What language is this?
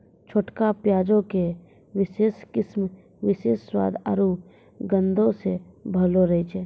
Maithili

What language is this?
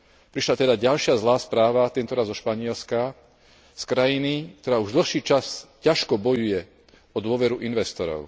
Slovak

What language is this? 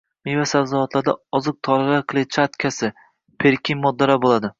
Uzbek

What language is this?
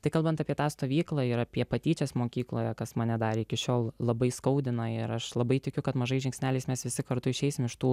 Lithuanian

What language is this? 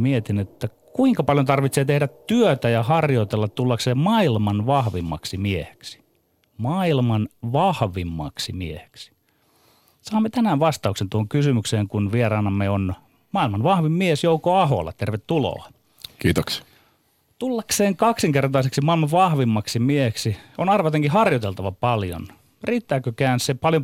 Finnish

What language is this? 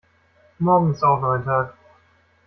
German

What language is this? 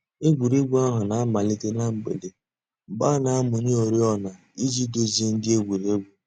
Igbo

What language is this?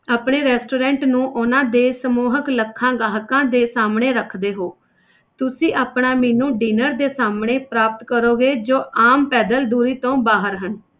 Punjabi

